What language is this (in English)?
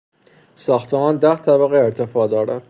Persian